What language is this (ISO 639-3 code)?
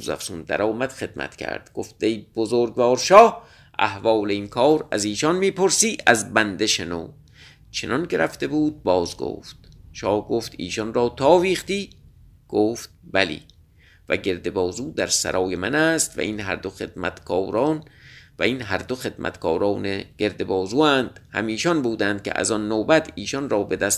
fas